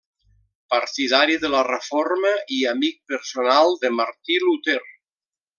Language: Catalan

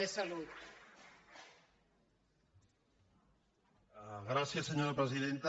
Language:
Catalan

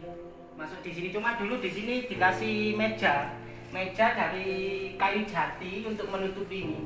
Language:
Indonesian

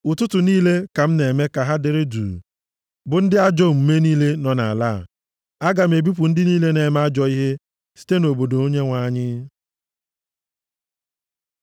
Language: Igbo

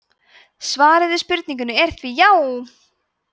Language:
Icelandic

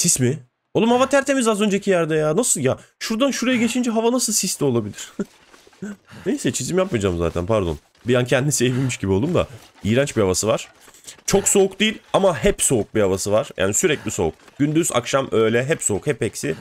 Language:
Turkish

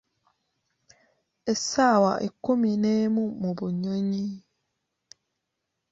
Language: Ganda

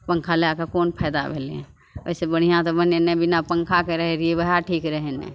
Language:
Maithili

